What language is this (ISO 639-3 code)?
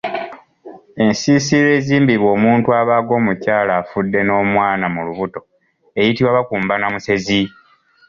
lug